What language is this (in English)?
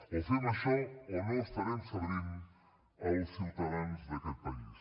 Catalan